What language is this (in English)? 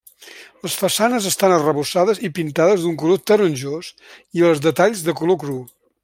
Catalan